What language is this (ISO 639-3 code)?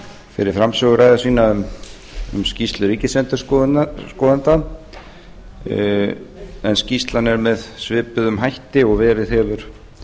isl